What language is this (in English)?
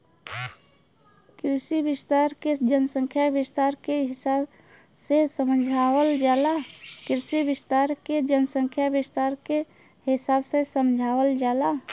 Bhojpuri